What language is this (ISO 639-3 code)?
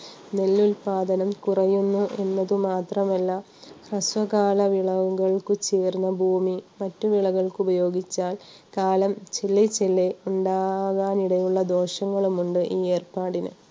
mal